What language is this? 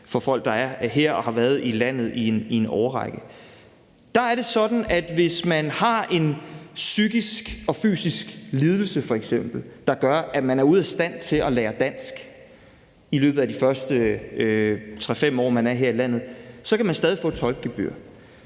Danish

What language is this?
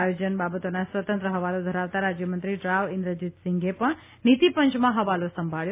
Gujarati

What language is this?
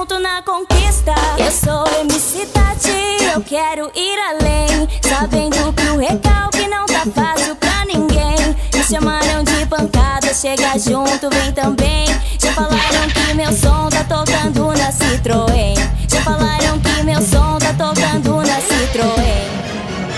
Romanian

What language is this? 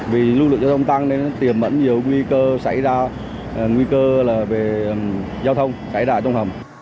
Vietnamese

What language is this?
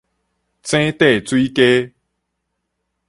Min Nan Chinese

